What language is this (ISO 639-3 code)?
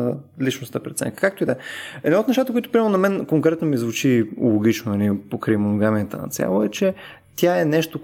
bul